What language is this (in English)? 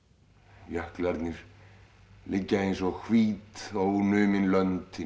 Icelandic